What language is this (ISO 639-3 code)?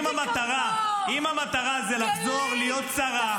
heb